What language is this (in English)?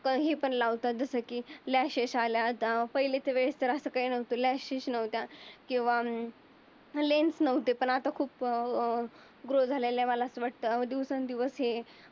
Marathi